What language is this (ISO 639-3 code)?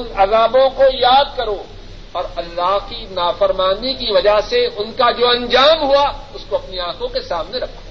urd